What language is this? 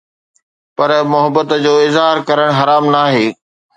Sindhi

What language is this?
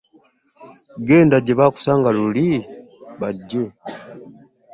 Ganda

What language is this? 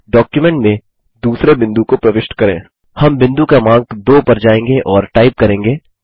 Hindi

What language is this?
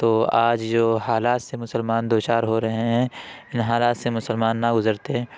Urdu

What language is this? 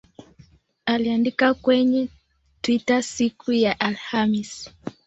Swahili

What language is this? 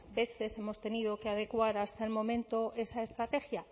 Spanish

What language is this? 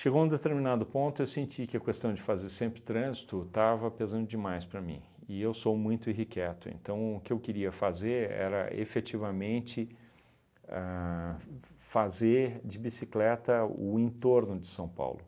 Portuguese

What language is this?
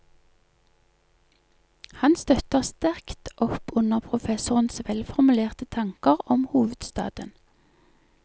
Norwegian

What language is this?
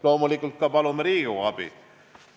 Estonian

